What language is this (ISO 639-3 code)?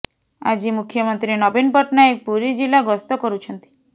ori